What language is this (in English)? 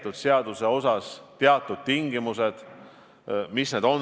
Estonian